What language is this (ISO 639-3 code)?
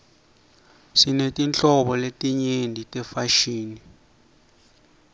ssw